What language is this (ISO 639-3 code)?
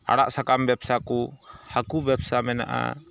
sat